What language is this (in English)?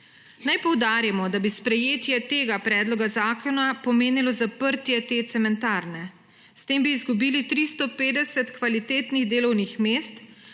Slovenian